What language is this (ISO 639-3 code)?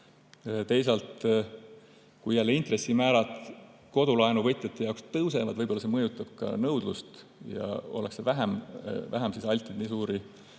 est